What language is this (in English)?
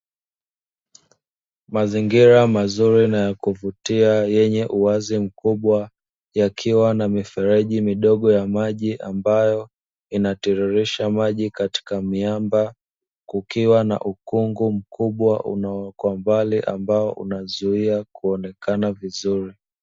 Swahili